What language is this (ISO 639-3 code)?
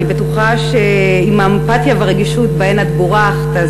heb